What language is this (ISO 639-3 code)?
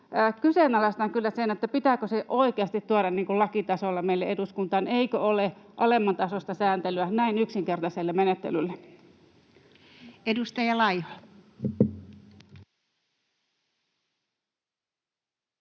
fin